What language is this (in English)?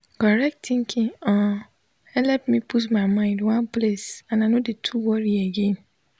Nigerian Pidgin